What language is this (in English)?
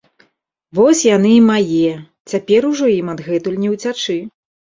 Belarusian